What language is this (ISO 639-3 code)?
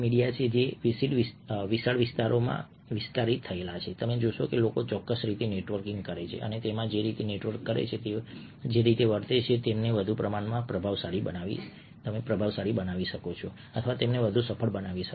guj